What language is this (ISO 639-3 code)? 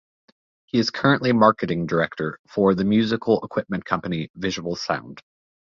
eng